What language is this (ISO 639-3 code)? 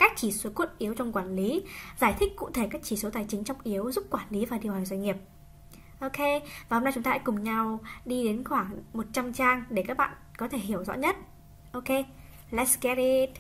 vie